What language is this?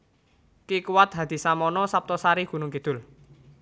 Javanese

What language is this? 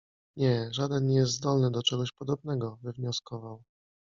Polish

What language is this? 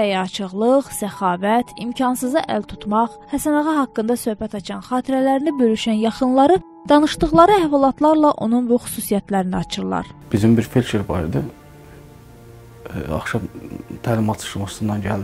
Turkish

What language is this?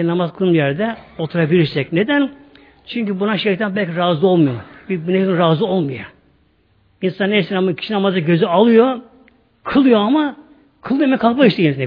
Turkish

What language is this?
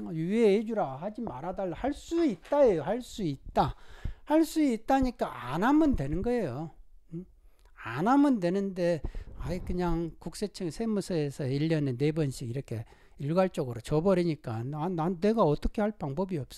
Korean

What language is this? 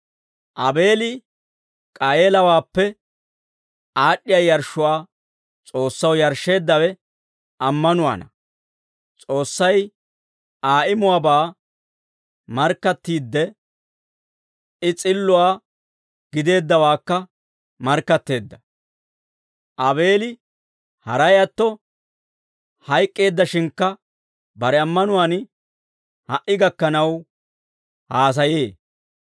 Dawro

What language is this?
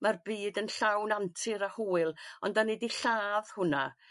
Welsh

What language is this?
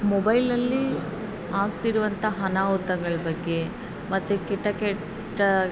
Kannada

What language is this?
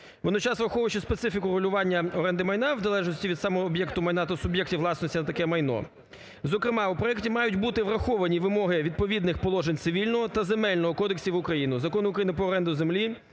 Ukrainian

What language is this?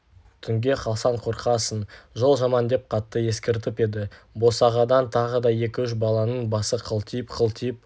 Kazakh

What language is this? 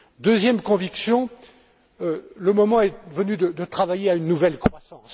French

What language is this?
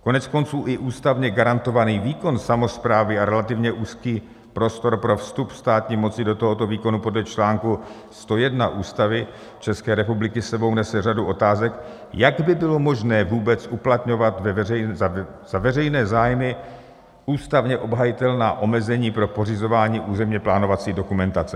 Czech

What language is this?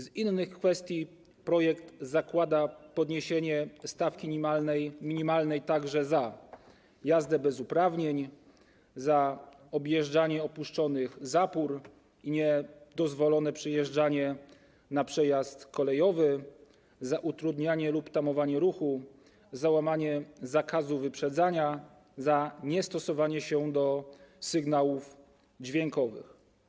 Polish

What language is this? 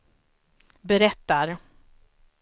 Swedish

